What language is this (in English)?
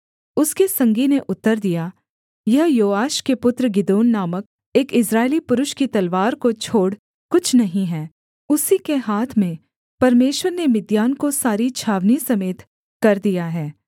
Hindi